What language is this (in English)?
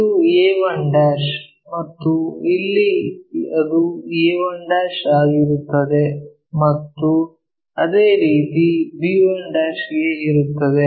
Kannada